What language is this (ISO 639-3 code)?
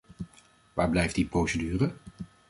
nld